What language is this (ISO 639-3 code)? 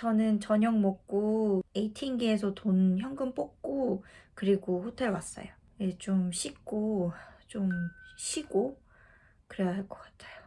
kor